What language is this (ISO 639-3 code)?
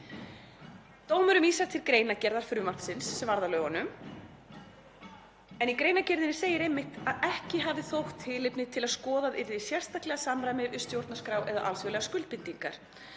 isl